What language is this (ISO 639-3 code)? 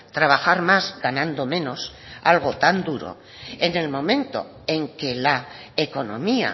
spa